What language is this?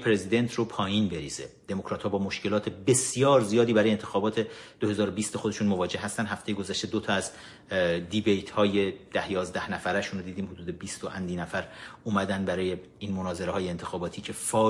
Persian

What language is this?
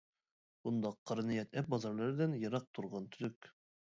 Uyghur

